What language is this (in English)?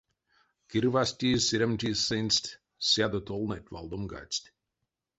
Erzya